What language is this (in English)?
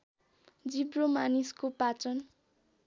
Nepali